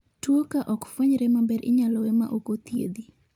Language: Luo (Kenya and Tanzania)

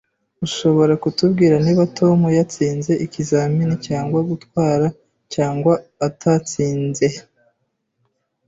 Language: Kinyarwanda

